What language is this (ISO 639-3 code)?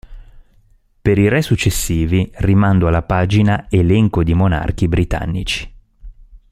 ita